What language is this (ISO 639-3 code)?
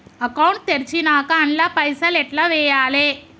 tel